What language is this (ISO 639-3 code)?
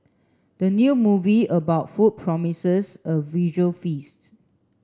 eng